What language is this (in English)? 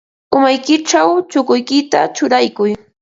Ambo-Pasco Quechua